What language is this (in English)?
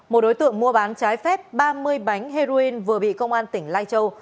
Vietnamese